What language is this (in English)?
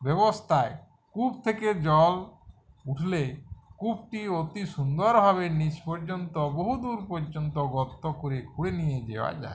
Bangla